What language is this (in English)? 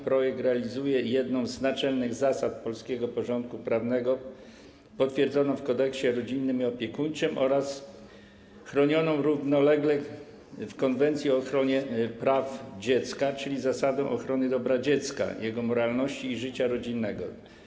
Polish